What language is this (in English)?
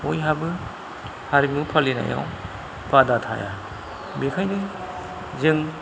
Bodo